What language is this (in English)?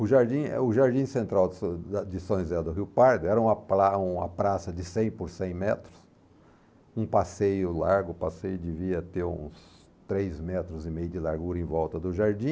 Portuguese